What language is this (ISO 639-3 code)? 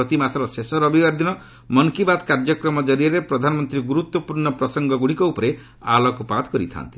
ori